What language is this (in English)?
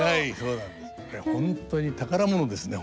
Japanese